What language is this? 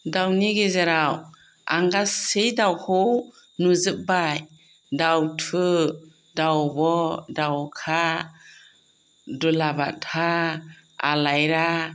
Bodo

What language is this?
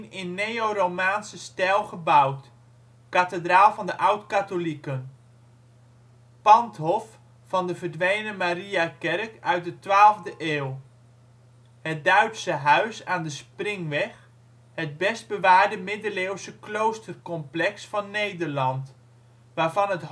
Dutch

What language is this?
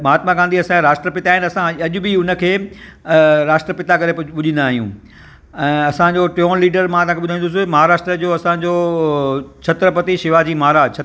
Sindhi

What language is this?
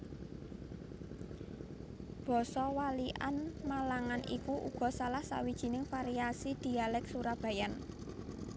Javanese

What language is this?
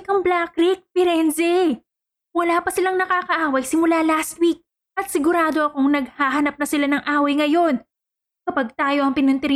Filipino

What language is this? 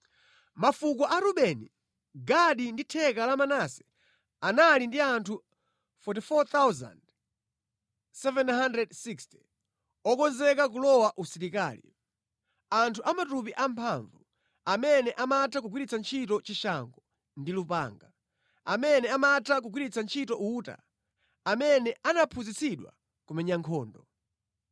Nyanja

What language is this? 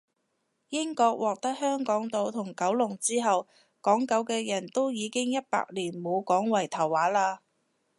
Cantonese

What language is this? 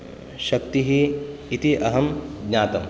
Sanskrit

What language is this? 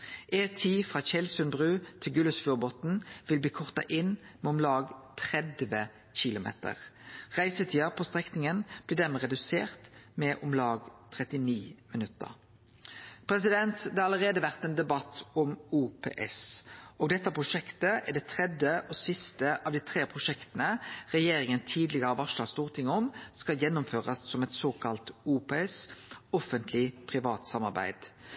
Norwegian Nynorsk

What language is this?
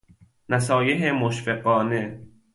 Persian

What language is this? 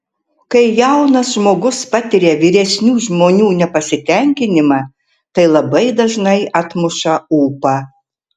Lithuanian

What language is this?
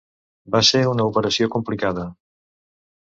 Catalan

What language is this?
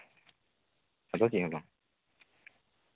Santali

